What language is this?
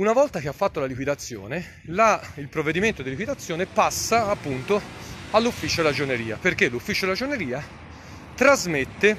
Italian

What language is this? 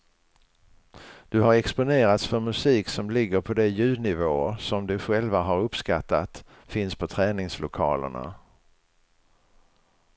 Swedish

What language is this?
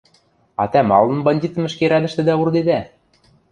Western Mari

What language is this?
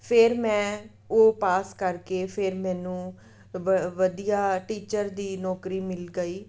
Punjabi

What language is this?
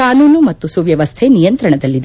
Kannada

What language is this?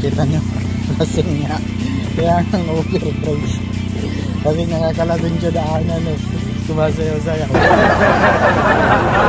Filipino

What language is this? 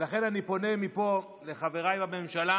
Hebrew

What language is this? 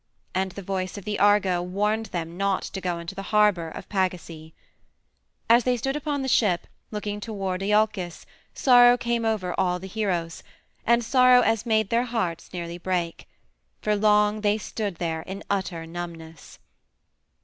English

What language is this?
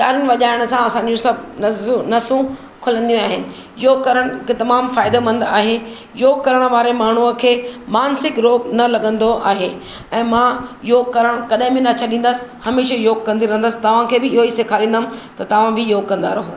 Sindhi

